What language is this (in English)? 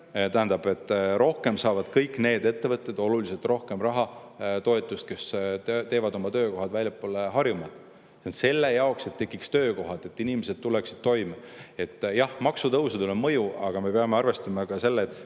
Estonian